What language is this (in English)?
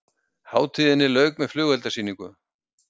Icelandic